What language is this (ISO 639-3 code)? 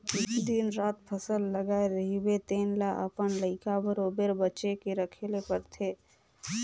hne